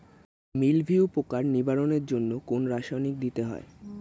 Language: Bangla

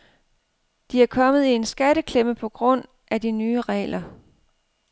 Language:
Danish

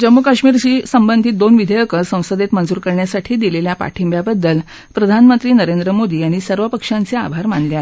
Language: Marathi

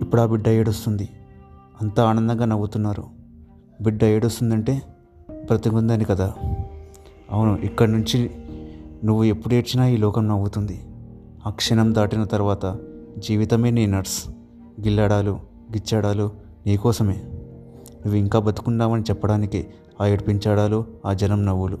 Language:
Telugu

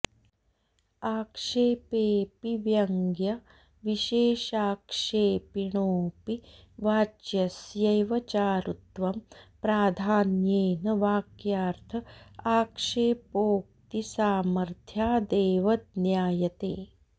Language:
Sanskrit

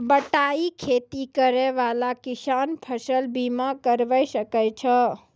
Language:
Maithili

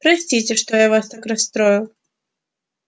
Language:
Russian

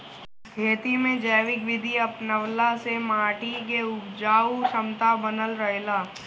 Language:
Bhojpuri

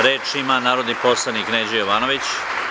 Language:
Serbian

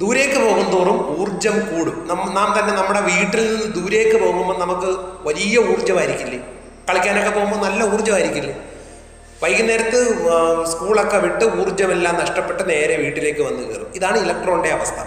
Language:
Malayalam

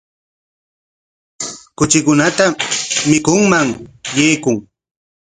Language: Corongo Ancash Quechua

